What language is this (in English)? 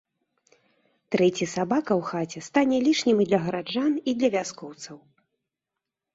Belarusian